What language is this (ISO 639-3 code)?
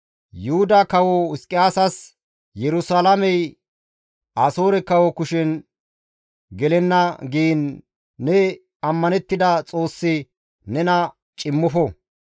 gmv